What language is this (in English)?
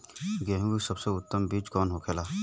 Bhojpuri